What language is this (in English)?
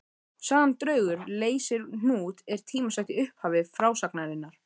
Icelandic